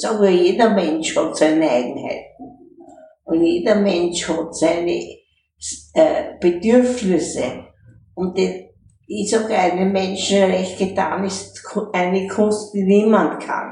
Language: German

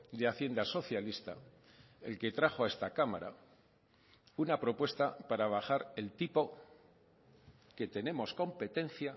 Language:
Spanish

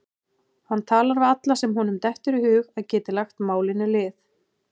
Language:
Icelandic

